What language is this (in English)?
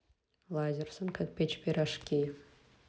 Russian